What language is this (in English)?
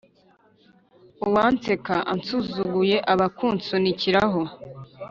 Kinyarwanda